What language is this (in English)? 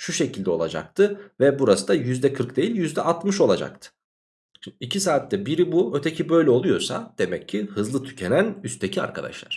Turkish